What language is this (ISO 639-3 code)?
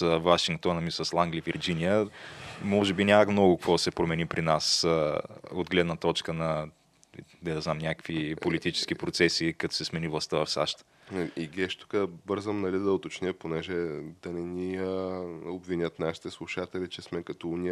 bul